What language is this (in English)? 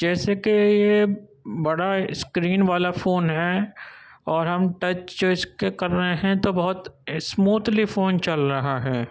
Urdu